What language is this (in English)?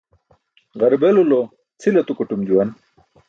Burushaski